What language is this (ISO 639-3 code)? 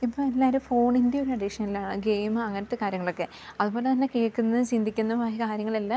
mal